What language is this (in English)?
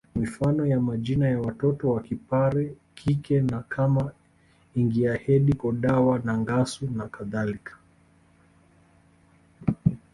Swahili